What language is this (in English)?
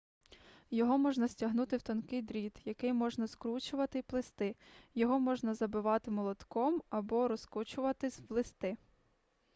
Ukrainian